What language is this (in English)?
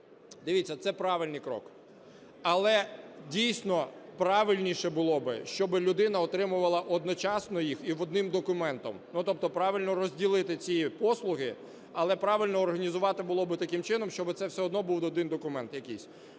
Ukrainian